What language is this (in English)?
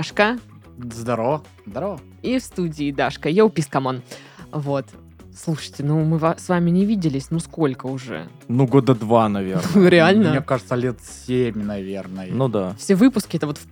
Russian